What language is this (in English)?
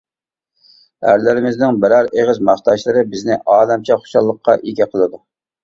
Uyghur